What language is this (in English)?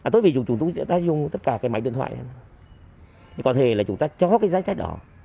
Vietnamese